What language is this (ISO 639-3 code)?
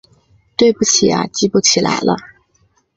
zho